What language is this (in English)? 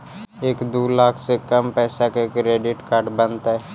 Magahi